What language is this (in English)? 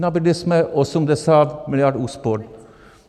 Czech